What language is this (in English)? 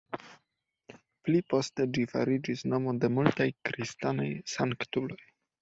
Esperanto